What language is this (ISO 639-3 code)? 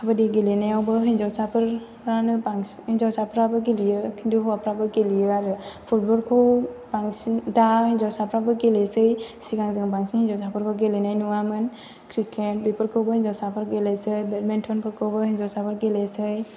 brx